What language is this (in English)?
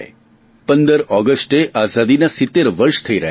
Gujarati